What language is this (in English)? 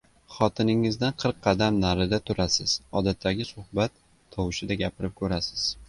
Uzbek